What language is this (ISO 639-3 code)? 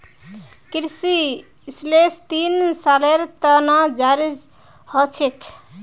mag